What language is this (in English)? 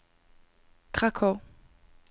Danish